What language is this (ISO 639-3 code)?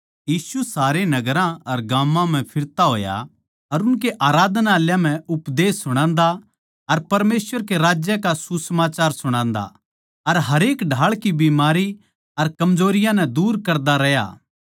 bgc